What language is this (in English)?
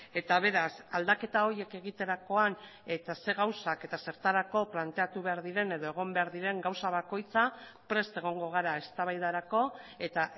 Basque